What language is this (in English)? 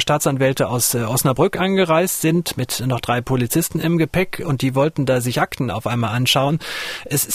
German